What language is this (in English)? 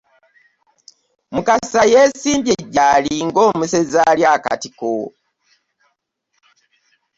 Ganda